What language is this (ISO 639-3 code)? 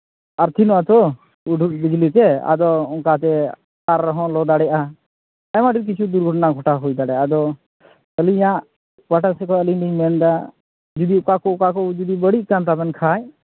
sat